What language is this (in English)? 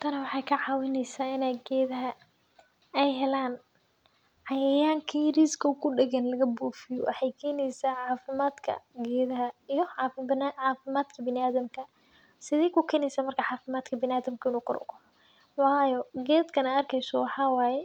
Somali